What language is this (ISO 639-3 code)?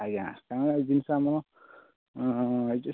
ori